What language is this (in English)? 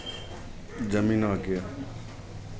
Maithili